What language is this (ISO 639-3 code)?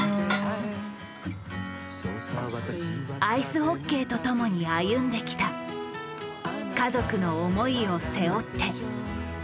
jpn